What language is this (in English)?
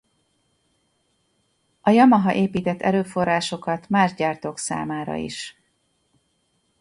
Hungarian